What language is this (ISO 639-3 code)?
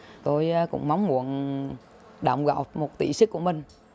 vie